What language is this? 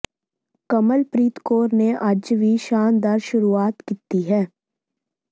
Punjabi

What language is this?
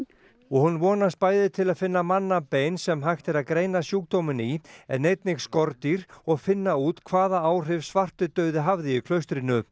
Icelandic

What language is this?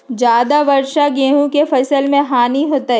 Magahi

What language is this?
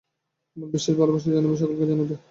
Bangla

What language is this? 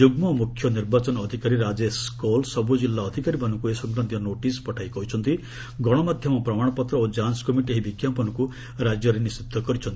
Odia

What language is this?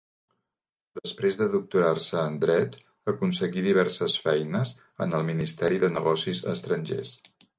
Catalan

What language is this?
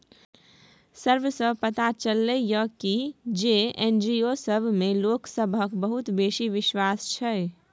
Maithili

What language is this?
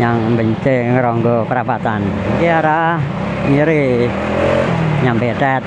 Indonesian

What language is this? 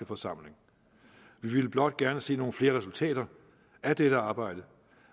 Danish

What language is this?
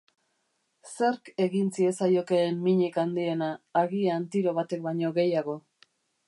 Basque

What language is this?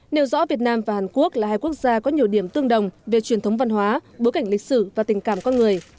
Vietnamese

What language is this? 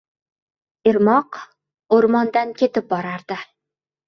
Uzbek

